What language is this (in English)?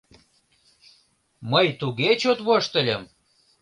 Mari